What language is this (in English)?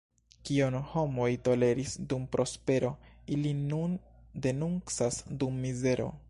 Esperanto